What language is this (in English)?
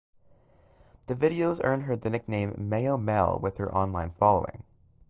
English